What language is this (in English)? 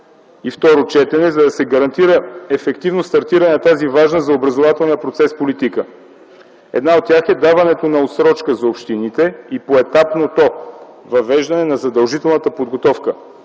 Bulgarian